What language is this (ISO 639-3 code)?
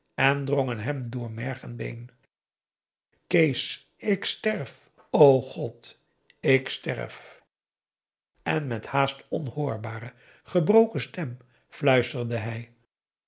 nld